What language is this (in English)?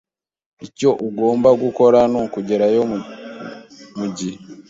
Kinyarwanda